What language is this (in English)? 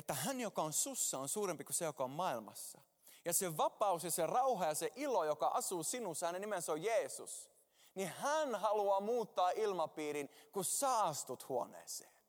Finnish